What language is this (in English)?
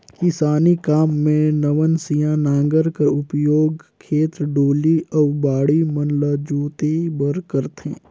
Chhattisgarhi